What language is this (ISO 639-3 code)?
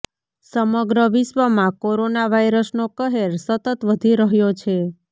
guj